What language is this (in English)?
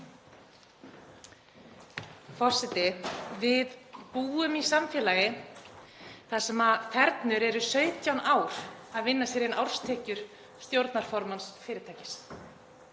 Icelandic